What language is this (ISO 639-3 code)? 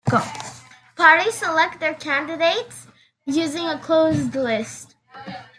eng